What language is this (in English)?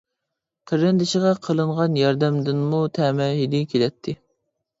Uyghur